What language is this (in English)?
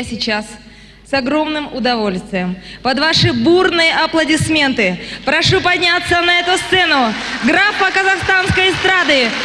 Russian